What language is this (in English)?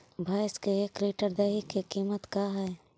Magahi